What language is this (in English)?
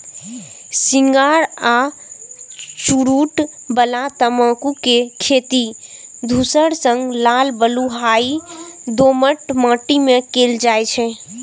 Maithili